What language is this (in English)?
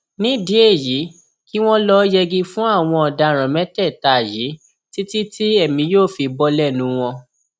Yoruba